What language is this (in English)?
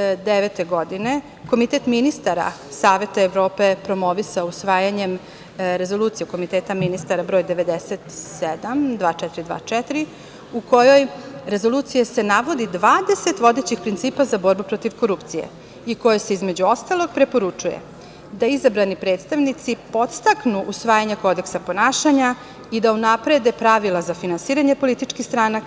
Serbian